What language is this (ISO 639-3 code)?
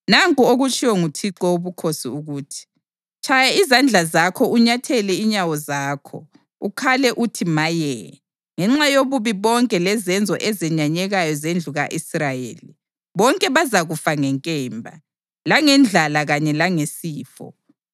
nde